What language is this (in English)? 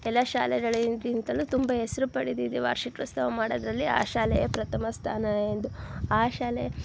Kannada